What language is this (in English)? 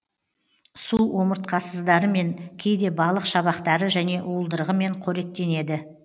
Kazakh